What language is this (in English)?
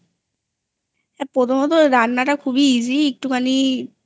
Bangla